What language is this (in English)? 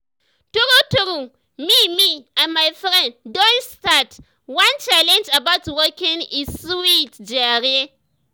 Nigerian Pidgin